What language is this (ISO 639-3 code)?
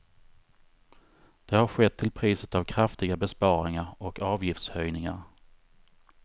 swe